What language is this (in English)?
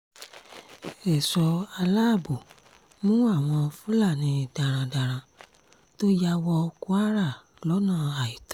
Yoruba